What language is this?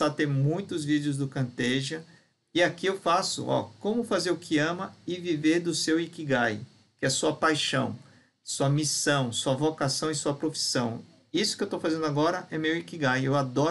Portuguese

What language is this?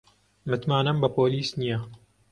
Central Kurdish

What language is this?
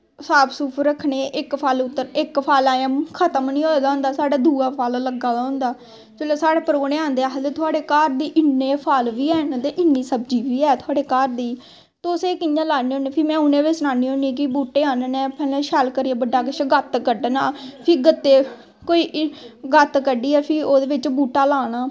Dogri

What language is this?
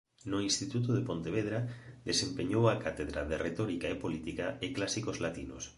Galician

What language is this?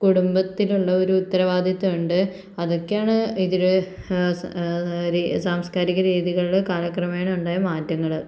Malayalam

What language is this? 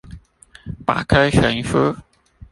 Chinese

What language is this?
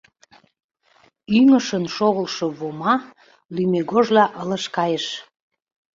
Mari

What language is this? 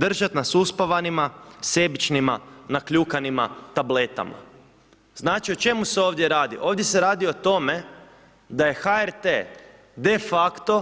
Croatian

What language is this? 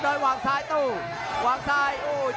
Thai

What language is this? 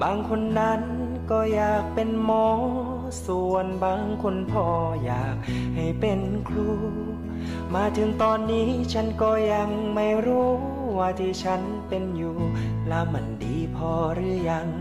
Thai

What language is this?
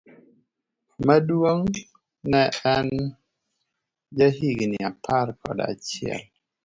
Luo (Kenya and Tanzania)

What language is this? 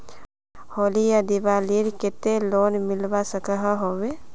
Magahi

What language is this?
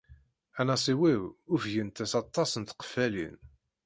Kabyle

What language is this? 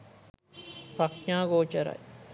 Sinhala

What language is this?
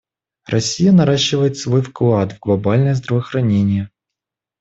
Russian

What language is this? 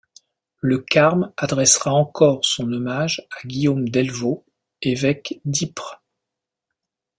French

